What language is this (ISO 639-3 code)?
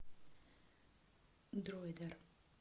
rus